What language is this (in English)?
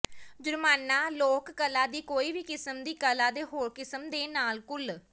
Punjabi